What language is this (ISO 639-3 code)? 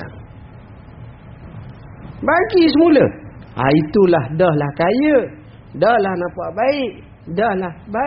msa